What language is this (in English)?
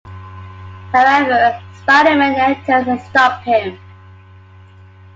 English